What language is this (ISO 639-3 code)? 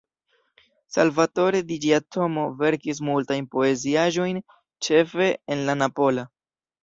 epo